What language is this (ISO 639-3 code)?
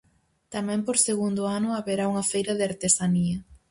glg